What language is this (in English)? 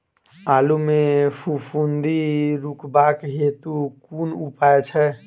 Maithili